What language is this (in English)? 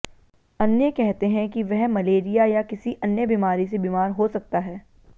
Hindi